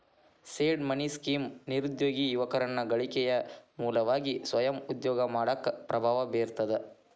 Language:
Kannada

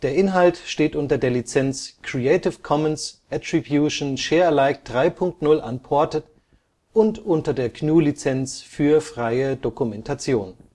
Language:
German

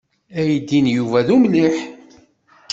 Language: Kabyle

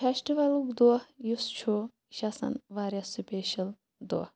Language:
Kashmiri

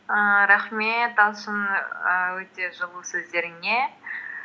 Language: Kazakh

